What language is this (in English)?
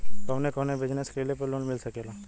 Bhojpuri